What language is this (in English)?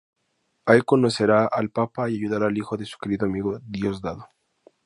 Spanish